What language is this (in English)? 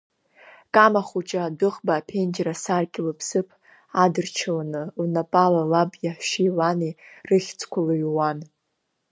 Abkhazian